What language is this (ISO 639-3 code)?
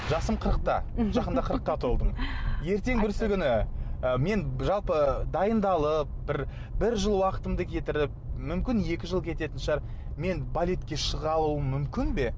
kaz